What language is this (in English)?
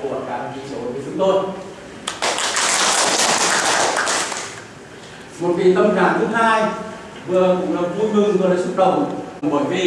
Vietnamese